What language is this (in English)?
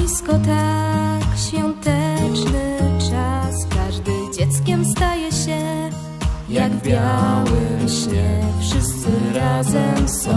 Polish